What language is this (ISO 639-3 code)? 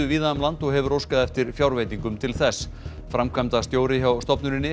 isl